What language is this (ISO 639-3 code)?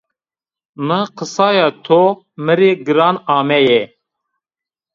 zza